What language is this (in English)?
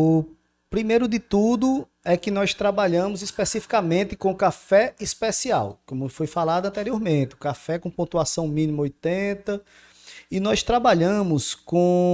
Portuguese